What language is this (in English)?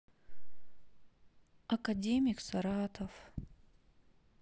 Russian